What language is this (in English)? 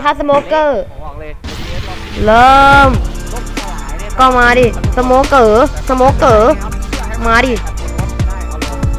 Thai